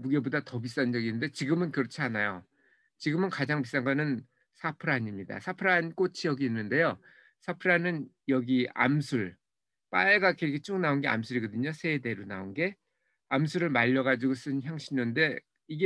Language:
Korean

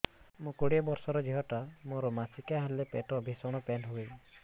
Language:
Odia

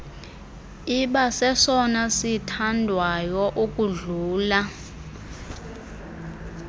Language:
Xhosa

